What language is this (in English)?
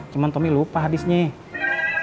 Indonesian